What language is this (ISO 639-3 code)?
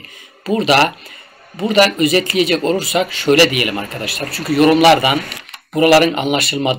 tur